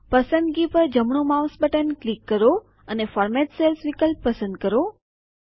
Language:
Gujarati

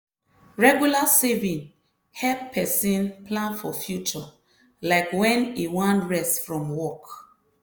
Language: Nigerian Pidgin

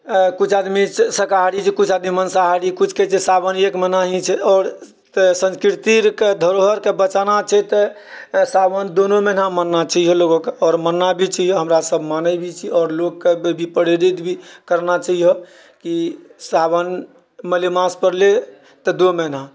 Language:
Maithili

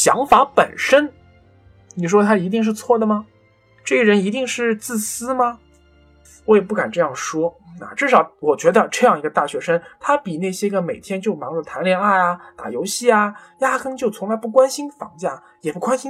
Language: Chinese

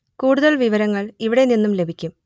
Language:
Malayalam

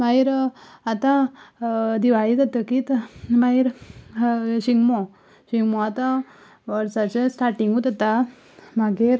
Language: Konkani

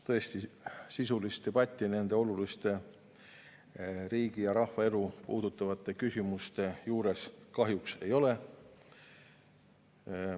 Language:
Estonian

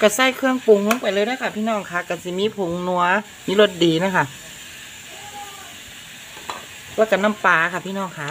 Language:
Thai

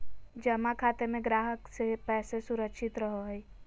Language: Magahi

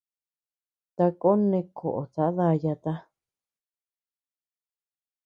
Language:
Tepeuxila Cuicatec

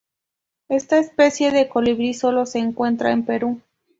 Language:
Spanish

